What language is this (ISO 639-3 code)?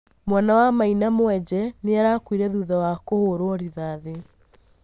kik